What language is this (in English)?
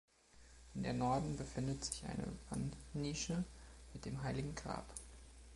German